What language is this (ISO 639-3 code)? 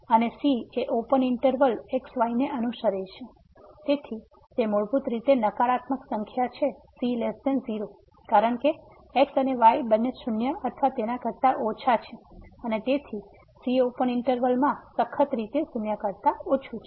guj